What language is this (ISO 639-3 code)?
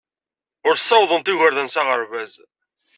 kab